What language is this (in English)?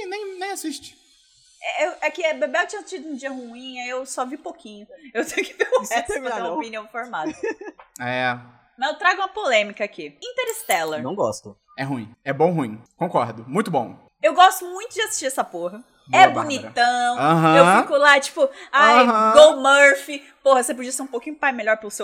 Portuguese